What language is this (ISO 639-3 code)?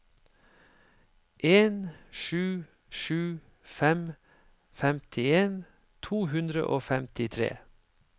nor